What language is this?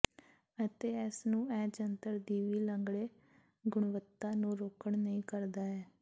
Punjabi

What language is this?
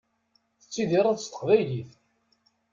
Kabyle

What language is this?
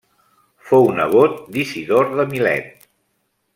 Catalan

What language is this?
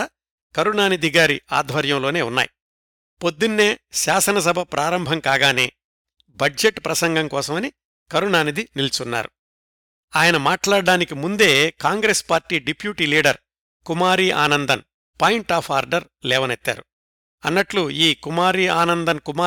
Telugu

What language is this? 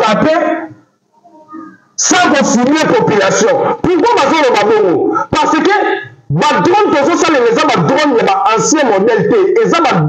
French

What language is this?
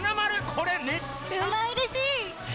Japanese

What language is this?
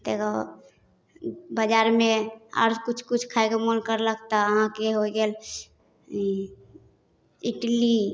Maithili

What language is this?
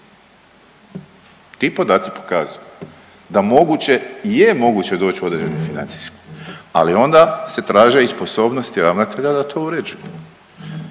Croatian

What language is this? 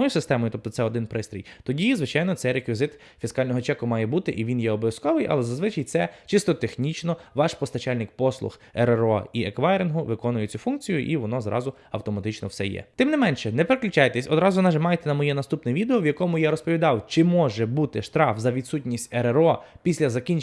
Ukrainian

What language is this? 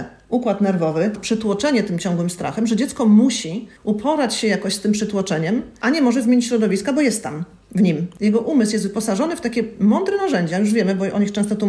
Polish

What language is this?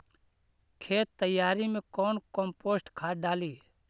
Magahi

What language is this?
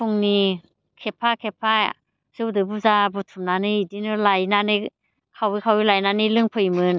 Bodo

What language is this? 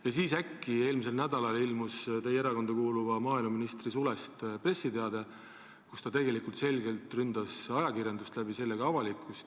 Estonian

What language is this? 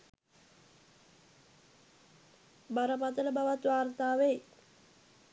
Sinhala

